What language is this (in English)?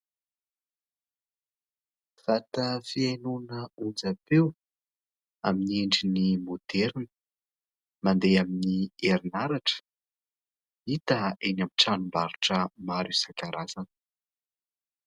Malagasy